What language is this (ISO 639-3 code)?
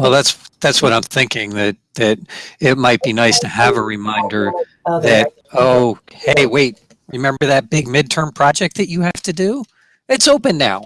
eng